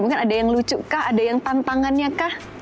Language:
Indonesian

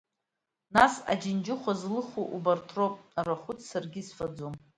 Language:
Abkhazian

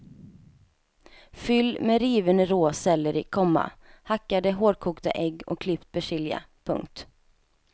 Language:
Swedish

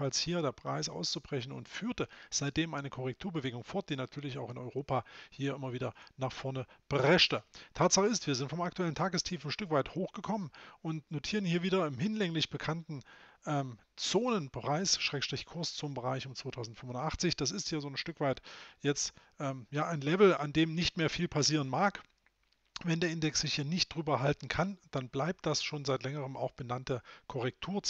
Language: German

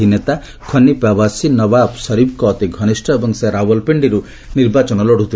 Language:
Odia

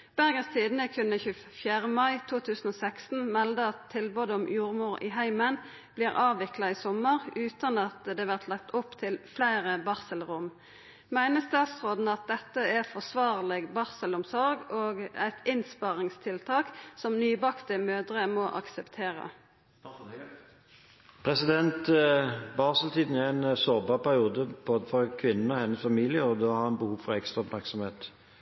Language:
Norwegian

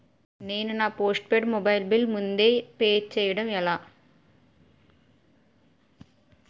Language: Telugu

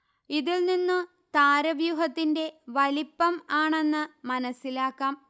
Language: Malayalam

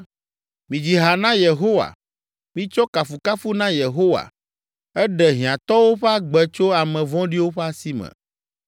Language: Ewe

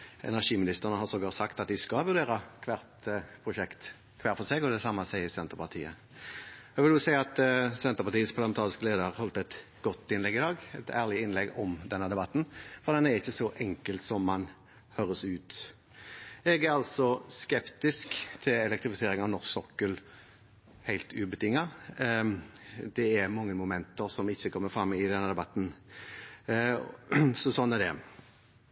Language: Norwegian Bokmål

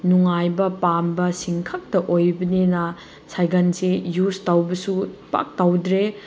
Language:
Manipuri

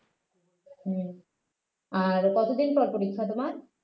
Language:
Bangla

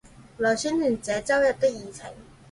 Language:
Chinese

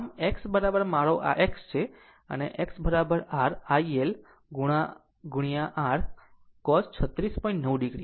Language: Gujarati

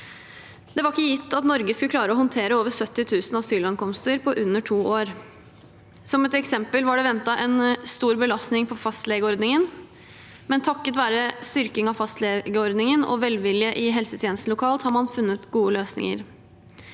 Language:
Norwegian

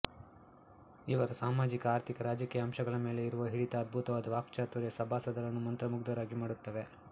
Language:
Kannada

